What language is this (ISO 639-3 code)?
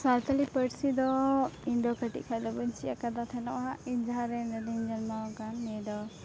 sat